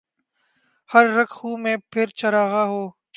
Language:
Urdu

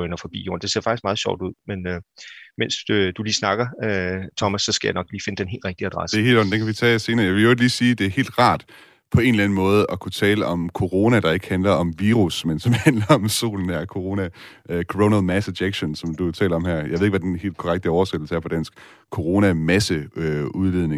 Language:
Danish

